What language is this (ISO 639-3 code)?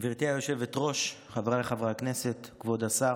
heb